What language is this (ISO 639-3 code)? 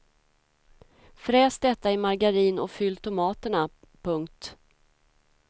swe